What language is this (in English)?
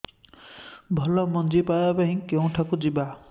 Odia